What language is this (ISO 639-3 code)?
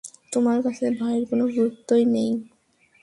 ben